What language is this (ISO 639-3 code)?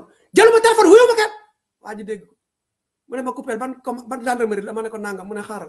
ind